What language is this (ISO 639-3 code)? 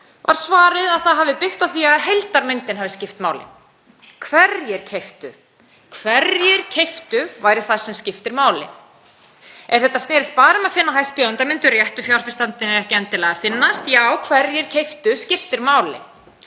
isl